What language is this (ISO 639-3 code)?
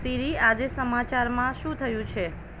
guj